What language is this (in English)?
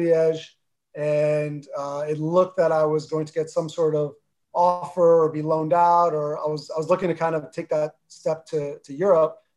English